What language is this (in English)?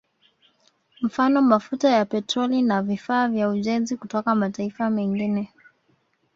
Swahili